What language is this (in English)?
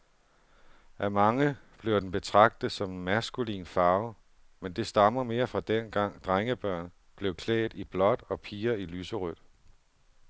Danish